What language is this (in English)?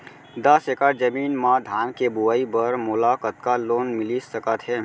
Chhattisgarhi